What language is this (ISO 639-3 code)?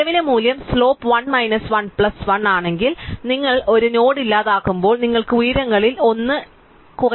mal